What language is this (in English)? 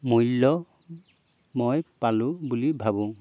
Assamese